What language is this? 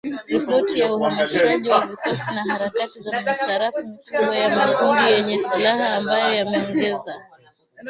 Swahili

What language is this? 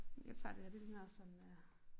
Danish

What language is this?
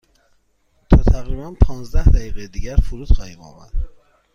Persian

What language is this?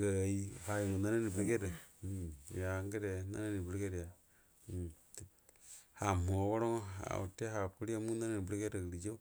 Buduma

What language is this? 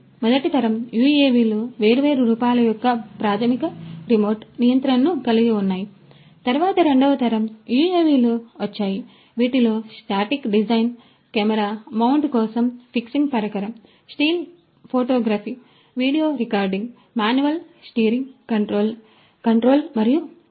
Telugu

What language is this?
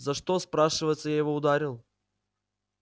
Russian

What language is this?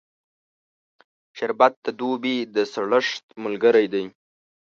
Pashto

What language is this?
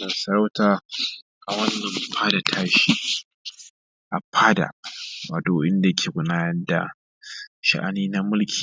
Hausa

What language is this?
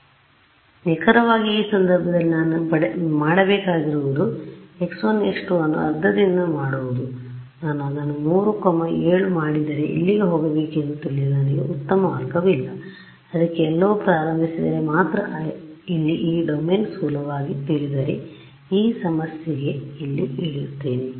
Kannada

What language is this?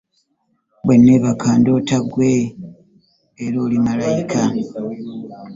Ganda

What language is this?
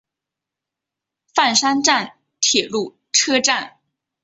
Chinese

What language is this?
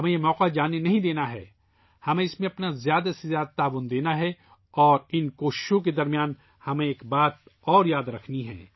Urdu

